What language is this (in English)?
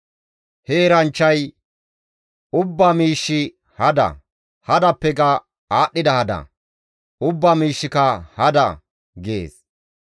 Gamo